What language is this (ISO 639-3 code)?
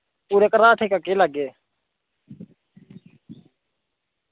doi